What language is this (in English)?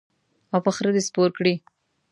Pashto